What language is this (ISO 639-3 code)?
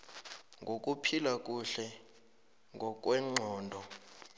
nbl